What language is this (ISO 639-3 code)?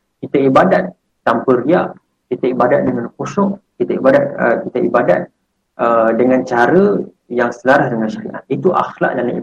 msa